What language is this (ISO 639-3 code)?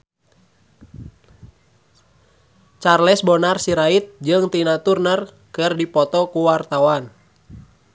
sun